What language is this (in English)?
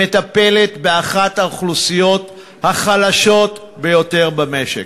Hebrew